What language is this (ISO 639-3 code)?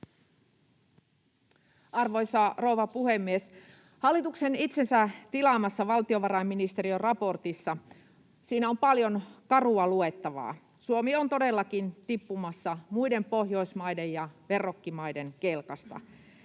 fin